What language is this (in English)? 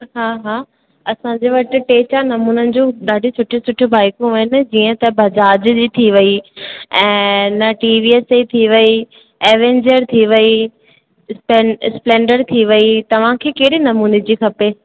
Sindhi